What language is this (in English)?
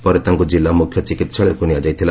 Odia